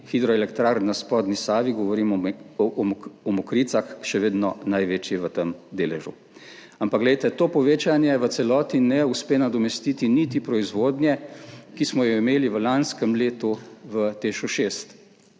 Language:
Slovenian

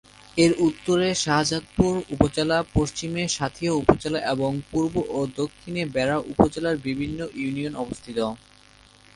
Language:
Bangla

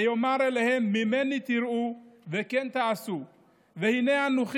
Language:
Hebrew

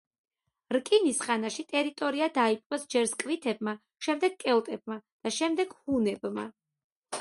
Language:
Georgian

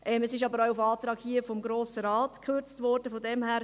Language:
Swiss German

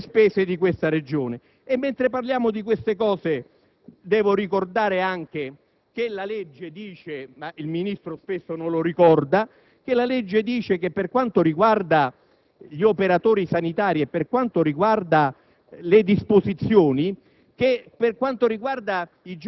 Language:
Italian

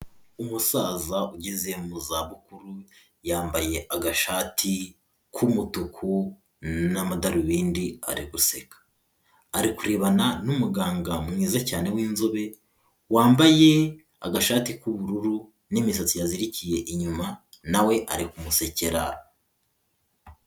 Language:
Kinyarwanda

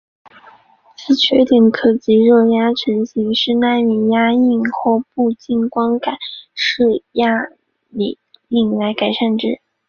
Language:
Chinese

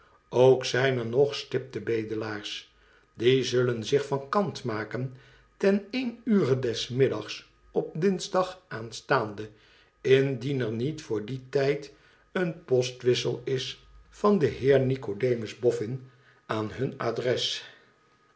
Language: Dutch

